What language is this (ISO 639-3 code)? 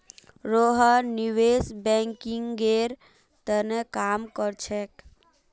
mag